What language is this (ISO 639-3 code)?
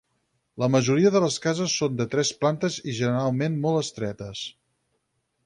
cat